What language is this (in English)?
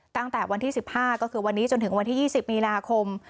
Thai